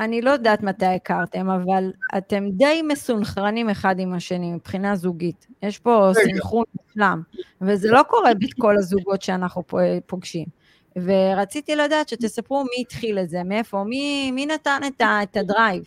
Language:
Hebrew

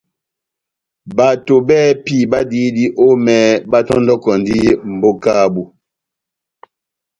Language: Batanga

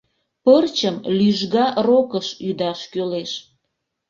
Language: Mari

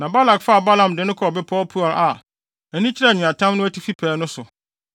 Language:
Akan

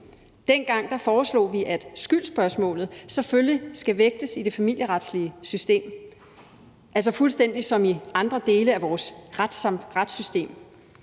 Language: Danish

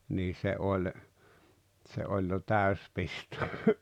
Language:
Finnish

